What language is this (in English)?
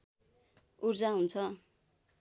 Nepali